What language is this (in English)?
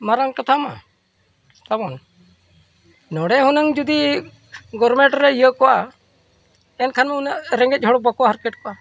Santali